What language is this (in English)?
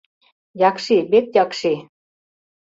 Mari